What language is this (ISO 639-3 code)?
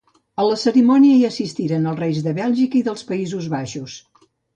cat